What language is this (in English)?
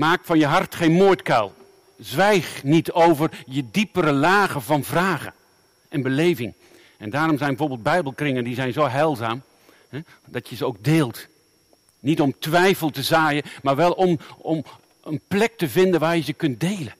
Dutch